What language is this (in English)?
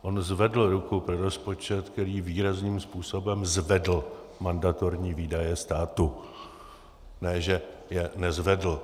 Czech